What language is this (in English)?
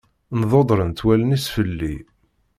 Kabyle